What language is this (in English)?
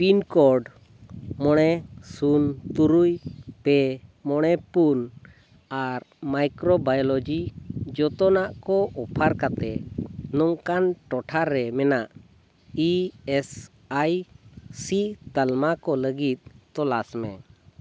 Santali